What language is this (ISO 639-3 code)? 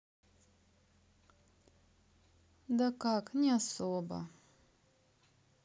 rus